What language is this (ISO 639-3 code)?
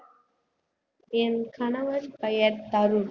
tam